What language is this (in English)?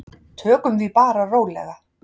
Icelandic